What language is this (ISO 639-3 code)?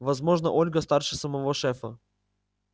rus